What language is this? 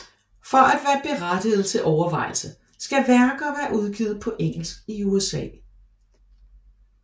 Danish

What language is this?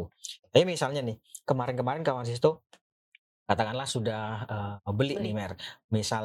Indonesian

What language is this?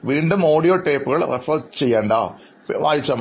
Malayalam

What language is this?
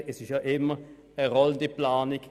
Swiss German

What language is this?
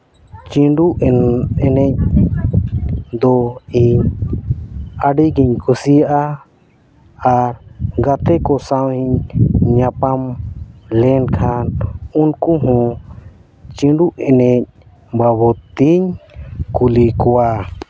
Santali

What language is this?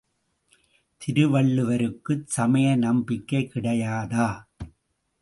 Tamil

